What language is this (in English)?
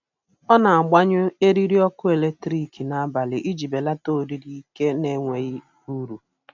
Igbo